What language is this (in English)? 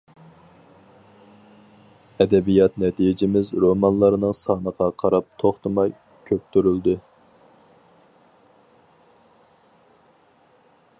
Uyghur